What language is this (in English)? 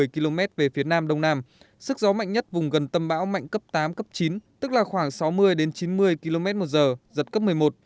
Vietnamese